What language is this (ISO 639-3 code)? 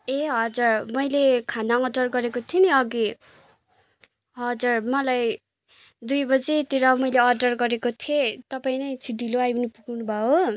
nep